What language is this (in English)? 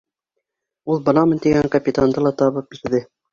Bashkir